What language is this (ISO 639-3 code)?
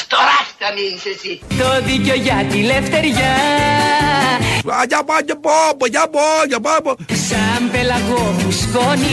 ell